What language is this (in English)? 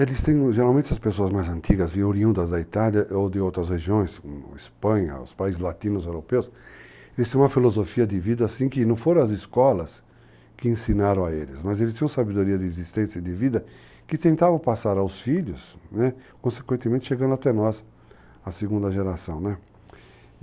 Portuguese